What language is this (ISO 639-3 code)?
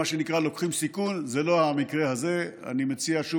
heb